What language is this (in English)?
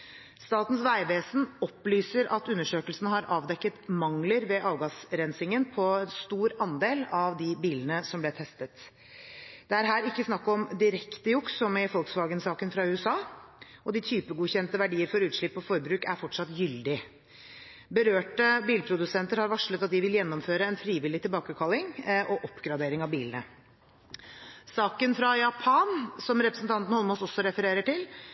Norwegian Bokmål